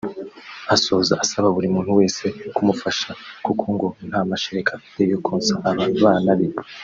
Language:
Kinyarwanda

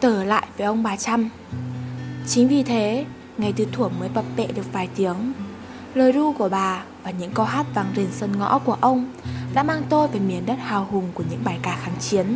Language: Vietnamese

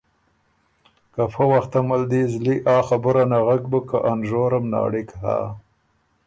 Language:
Ormuri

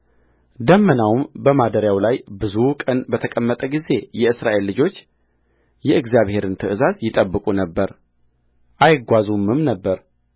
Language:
Amharic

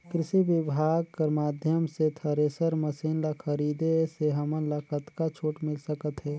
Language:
Chhattisgarhi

